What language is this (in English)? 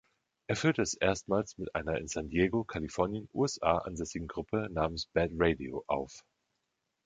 German